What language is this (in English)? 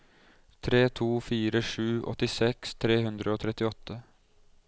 Norwegian